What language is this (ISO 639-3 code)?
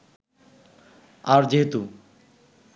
ben